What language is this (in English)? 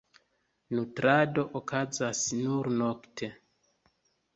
Esperanto